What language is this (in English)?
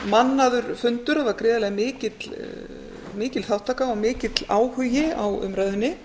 Icelandic